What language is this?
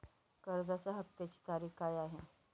Marathi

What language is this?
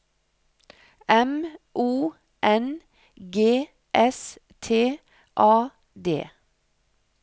Norwegian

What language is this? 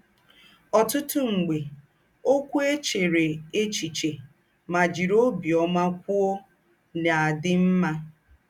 Igbo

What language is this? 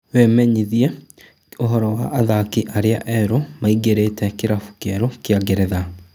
Kikuyu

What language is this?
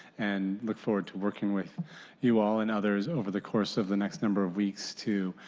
English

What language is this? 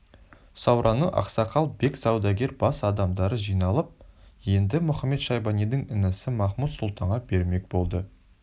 Kazakh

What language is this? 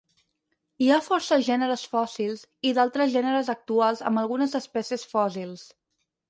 Catalan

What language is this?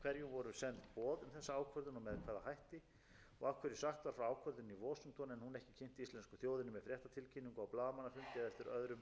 Icelandic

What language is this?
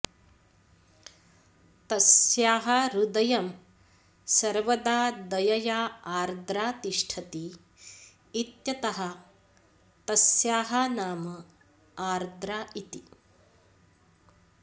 Sanskrit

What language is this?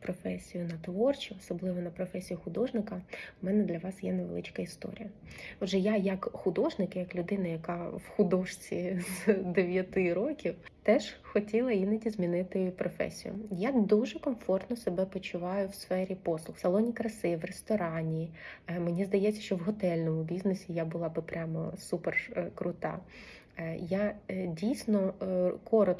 Ukrainian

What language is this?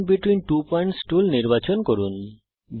Bangla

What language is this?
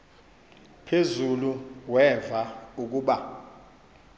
Xhosa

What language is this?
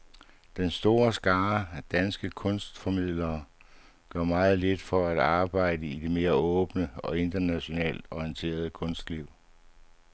Danish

